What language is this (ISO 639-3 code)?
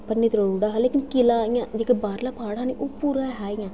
doi